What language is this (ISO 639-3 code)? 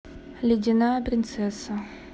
rus